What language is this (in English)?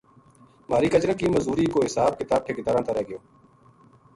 Gujari